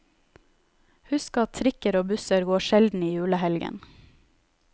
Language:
Norwegian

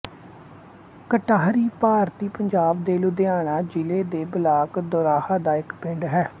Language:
Punjabi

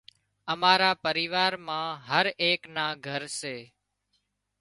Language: Wadiyara Koli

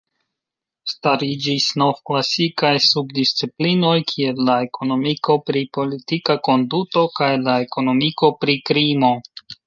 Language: Esperanto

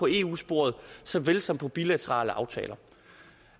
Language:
Danish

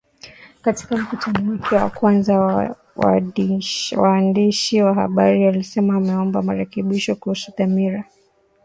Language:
Swahili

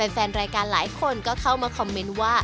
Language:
Thai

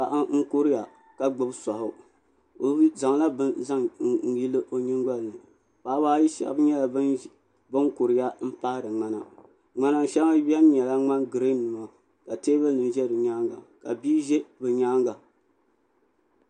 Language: Dagbani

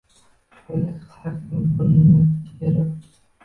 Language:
Uzbek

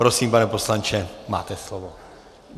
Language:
Czech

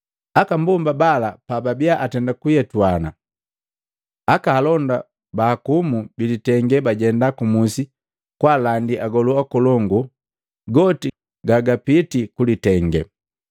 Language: Matengo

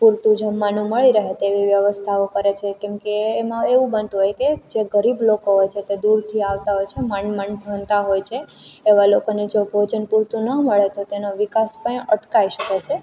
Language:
Gujarati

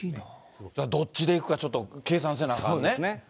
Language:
Japanese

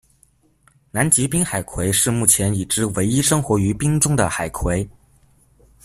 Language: Chinese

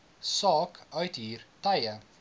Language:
Afrikaans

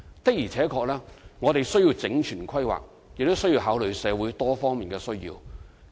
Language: Cantonese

